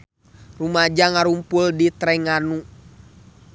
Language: Sundanese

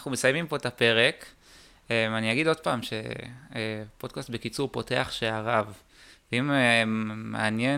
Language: Hebrew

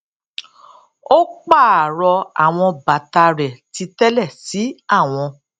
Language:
Yoruba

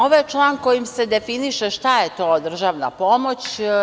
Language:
Serbian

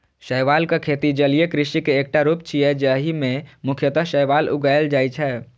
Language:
Maithili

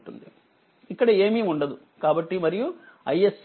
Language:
Telugu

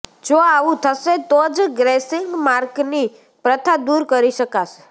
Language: Gujarati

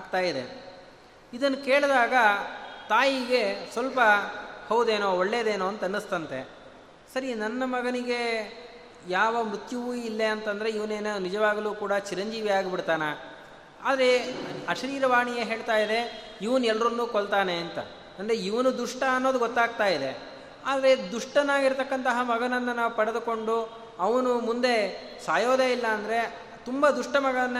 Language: Kannada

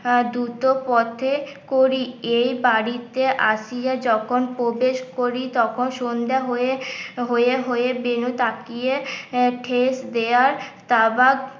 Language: Bangla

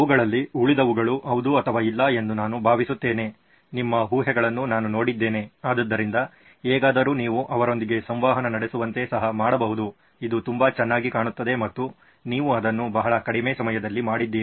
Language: Kannada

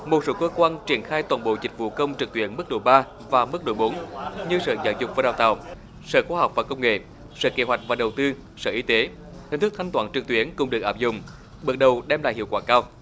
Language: Vietnamese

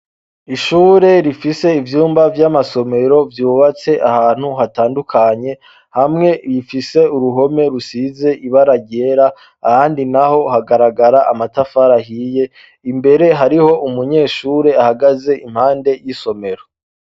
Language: Rundi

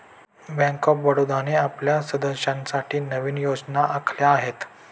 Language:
Marathi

